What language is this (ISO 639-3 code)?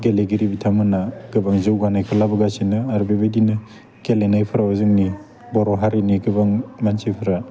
brx